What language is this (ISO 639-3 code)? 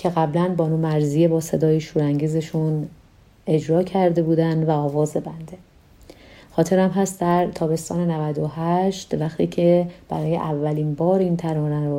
fas